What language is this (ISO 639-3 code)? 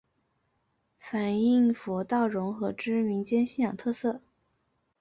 zho